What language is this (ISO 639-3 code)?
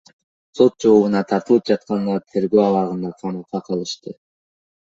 kir